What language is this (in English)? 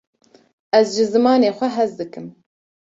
Kurdish